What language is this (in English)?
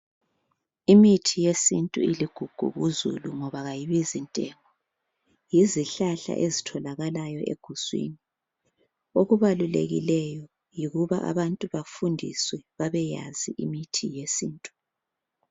North Ndebele